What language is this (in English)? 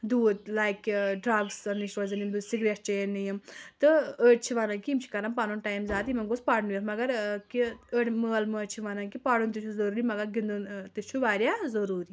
Kashmiri